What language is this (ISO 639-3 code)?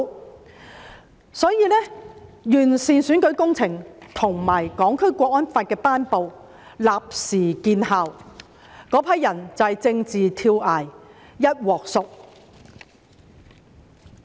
yue